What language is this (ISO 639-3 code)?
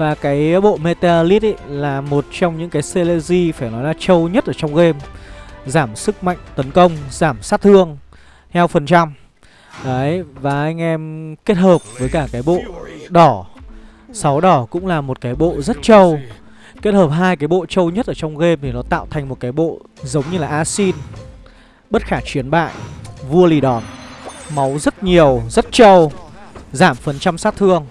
vie